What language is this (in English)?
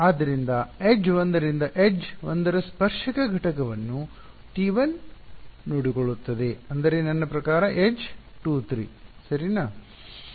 Kannada